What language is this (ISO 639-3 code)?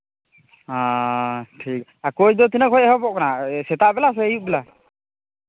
sat